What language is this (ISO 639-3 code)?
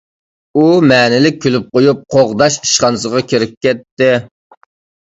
uig